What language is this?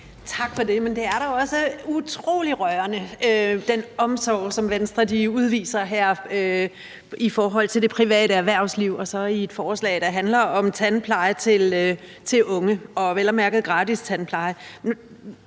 Danish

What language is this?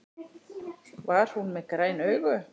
Icelandic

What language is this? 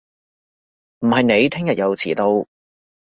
Cantonese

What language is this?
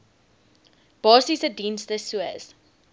Afrikaans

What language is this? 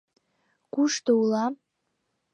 Mari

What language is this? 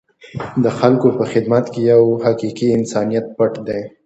Pashto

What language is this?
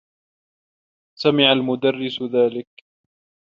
Arabic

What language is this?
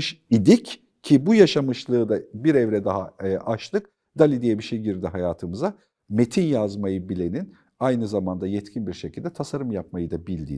Turkish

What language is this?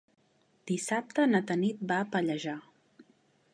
Catalan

